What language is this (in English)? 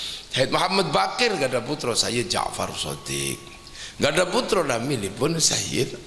Indonesian